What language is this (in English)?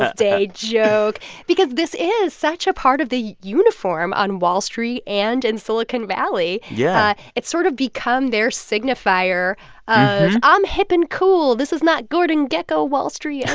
English